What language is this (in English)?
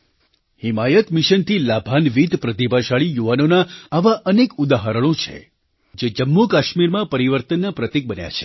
Gujarati